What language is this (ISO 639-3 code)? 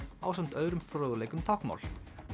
isl